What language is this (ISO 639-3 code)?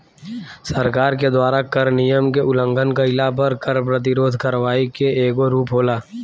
bho